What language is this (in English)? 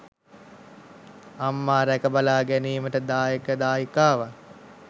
Sinhala